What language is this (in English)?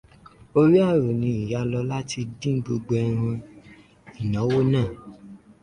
Yoruba